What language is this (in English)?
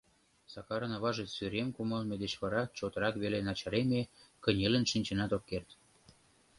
Mari